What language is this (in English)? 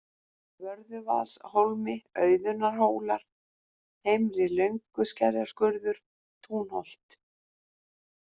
Icelandic